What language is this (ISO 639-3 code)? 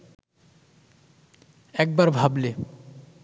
ben